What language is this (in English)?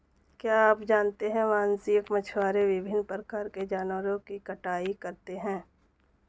Hindi